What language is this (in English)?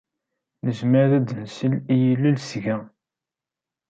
Kabyle